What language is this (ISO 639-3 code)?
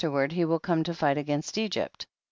eng